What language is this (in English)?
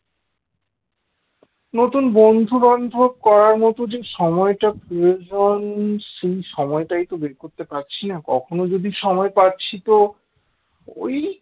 Bangla